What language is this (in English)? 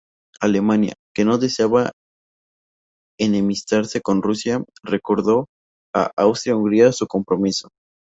Spanish